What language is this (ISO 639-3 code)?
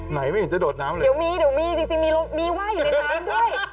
tha